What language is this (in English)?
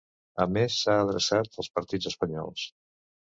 Catalan